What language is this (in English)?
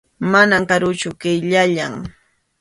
Arequipa-La Unión Quechua